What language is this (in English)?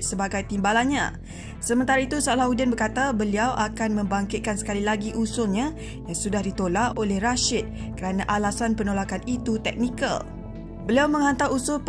Malay